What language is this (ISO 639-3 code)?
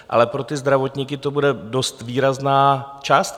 ces